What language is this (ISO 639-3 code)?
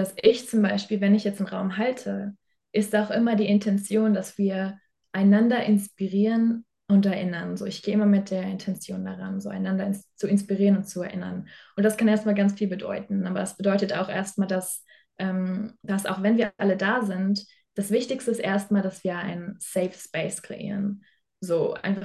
deu